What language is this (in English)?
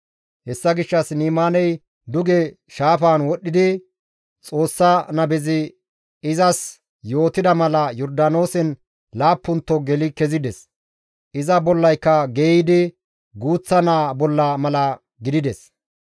Gamo